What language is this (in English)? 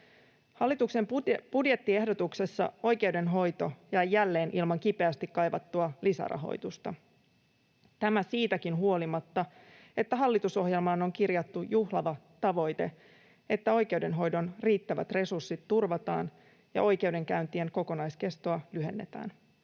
Finnish